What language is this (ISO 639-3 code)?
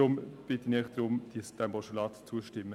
gsw